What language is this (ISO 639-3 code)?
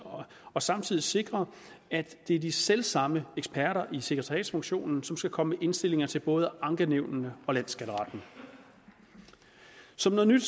dan